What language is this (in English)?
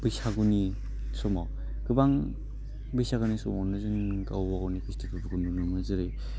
Bodo